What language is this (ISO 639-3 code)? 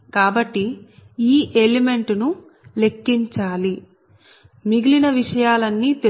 tel